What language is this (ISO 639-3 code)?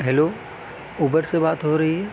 urd